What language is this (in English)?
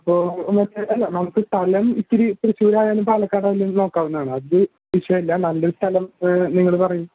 Malayalam